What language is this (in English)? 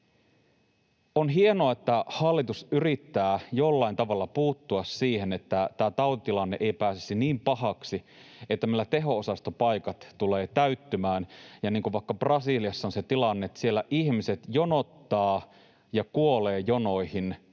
Finnish